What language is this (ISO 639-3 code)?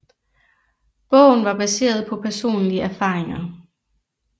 dan